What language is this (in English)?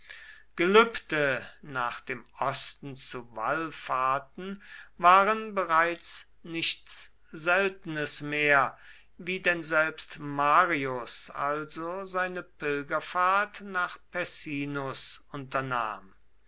German